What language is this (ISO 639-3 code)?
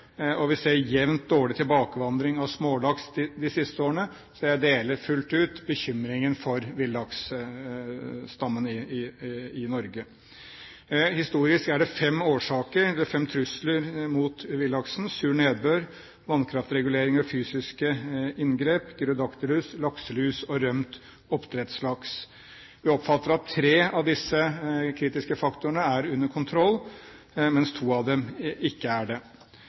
nob